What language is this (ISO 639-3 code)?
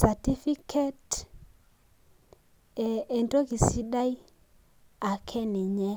mas